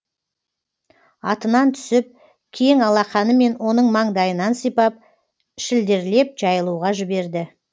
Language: Kazakh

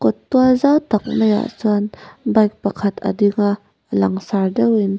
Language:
Mizo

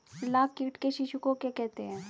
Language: Hindi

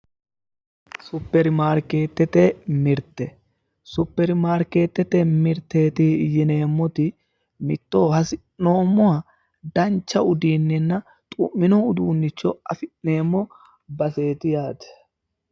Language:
Sidamo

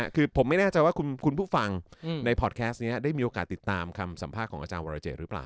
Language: Thai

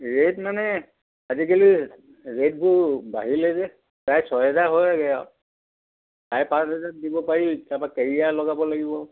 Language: Assamese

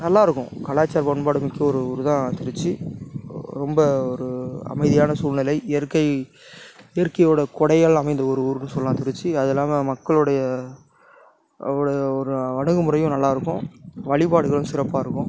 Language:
Tamil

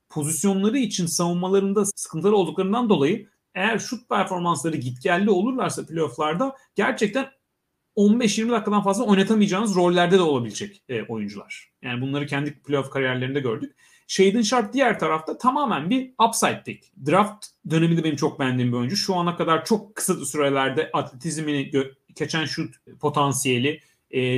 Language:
Turkish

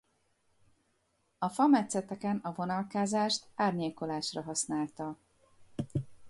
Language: Hungarian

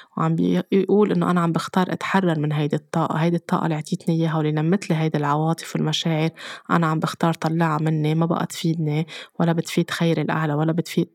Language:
Arabic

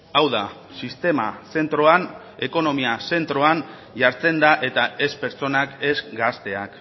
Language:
Basque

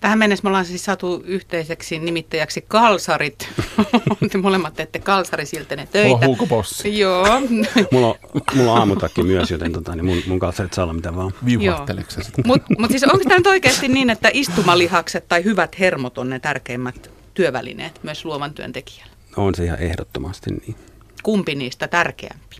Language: Finnish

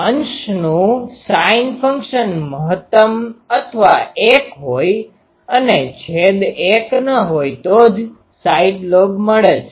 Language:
Gujarati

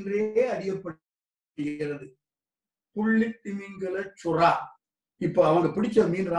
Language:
Tamil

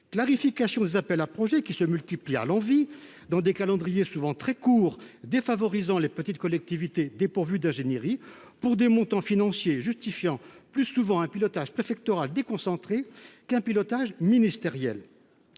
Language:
French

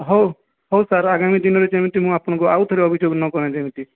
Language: Odia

